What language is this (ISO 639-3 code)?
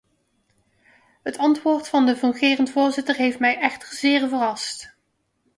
nld